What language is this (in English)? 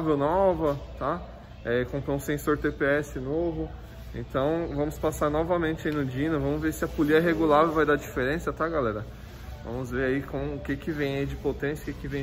Portuguese